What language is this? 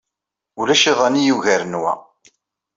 Kabyle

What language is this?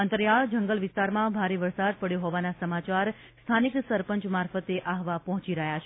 Gujarati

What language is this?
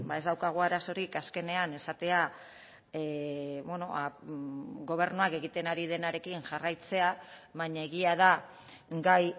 Basque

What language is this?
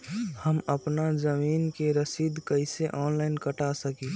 Magahi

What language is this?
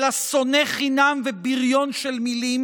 Hebrew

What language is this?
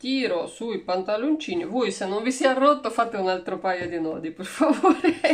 Italian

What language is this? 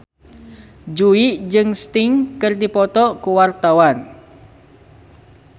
Sundanese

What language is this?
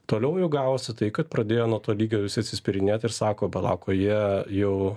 Lithuanian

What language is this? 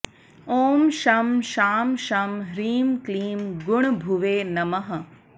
Sanskrit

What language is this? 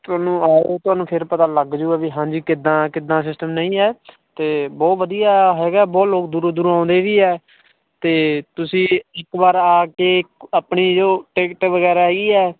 Punjabi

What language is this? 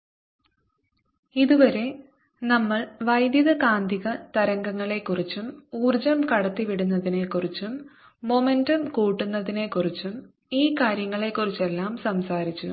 Malayalam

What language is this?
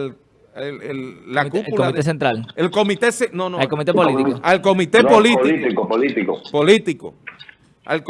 Spanish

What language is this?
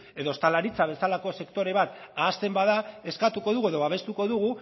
Basque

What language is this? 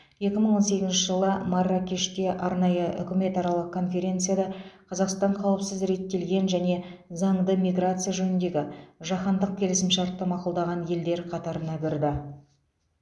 Kazakh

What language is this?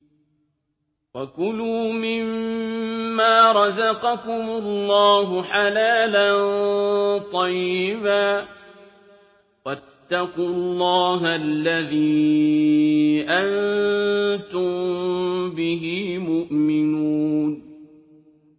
Arabic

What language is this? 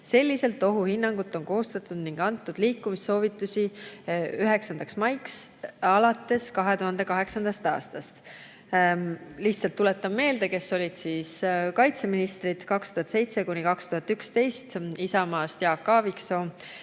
Estonian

